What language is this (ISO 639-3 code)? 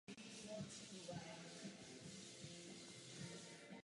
ces